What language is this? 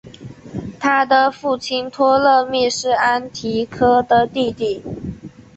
Chinese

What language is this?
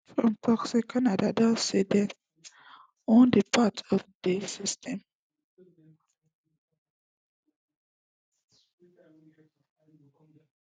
Nigerian Pidgin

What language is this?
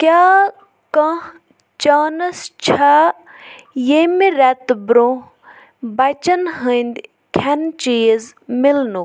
Kashmiri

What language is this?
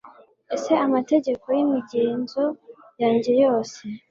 Kinyarwanda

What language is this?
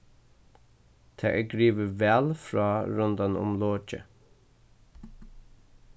Faroese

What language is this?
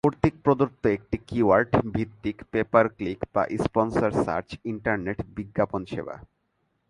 Bangla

